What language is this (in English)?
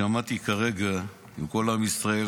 Hebrew